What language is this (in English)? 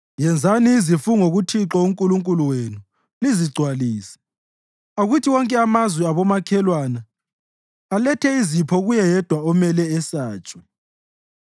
North Ndebele